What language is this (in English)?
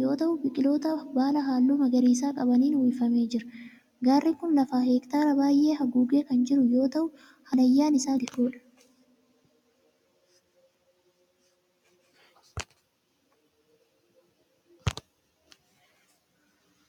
Oromo